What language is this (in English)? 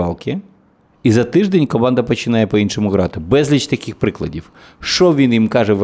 Ukrainian